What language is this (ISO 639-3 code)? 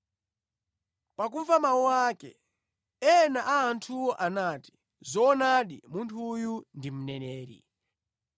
nya